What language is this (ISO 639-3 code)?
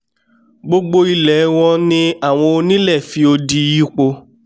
yor